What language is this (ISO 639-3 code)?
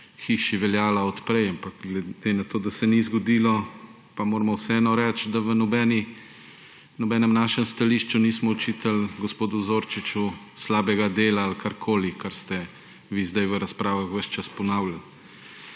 slv